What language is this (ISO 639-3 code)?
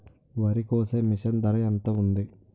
tel